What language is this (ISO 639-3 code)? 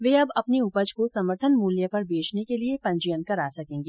hin